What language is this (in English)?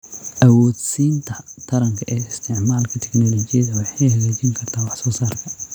Somali